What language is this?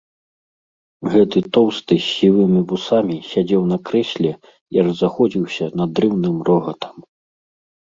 Belarusian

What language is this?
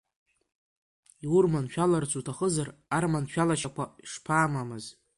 Abkhazian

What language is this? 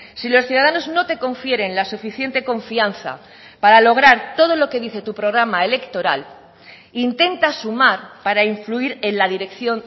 Spanish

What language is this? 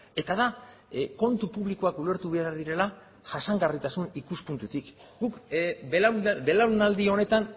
Basque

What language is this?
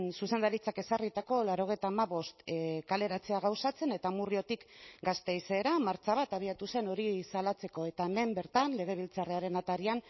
Basque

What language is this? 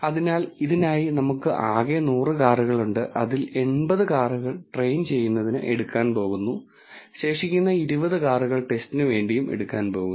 Malayalam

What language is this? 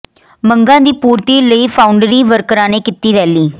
Punjabi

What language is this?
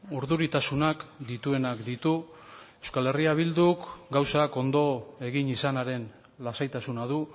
Basque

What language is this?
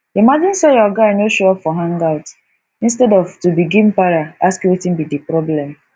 Nigerian Pidgin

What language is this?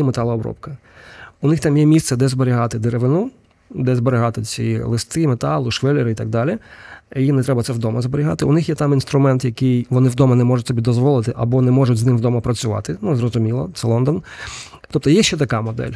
Ukrainian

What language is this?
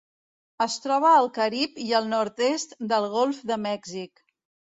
Catalan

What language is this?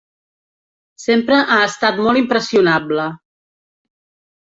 Catalan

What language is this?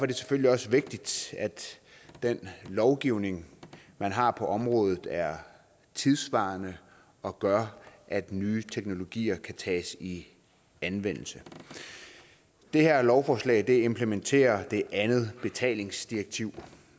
Danish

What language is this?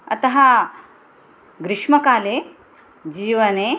Sanskrit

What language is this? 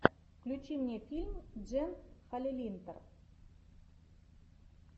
Russian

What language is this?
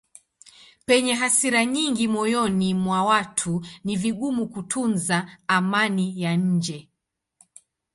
Swahili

